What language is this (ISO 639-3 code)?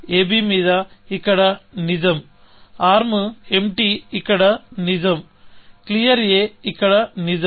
tel